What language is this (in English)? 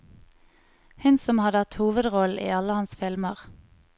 Norwegian